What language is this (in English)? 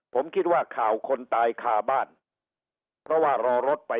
Thai